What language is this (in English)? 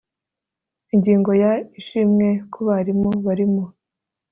Kinyarwanda